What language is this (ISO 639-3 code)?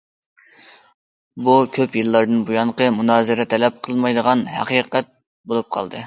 uig